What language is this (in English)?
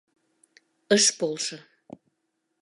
Mari